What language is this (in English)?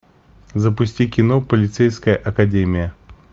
Russian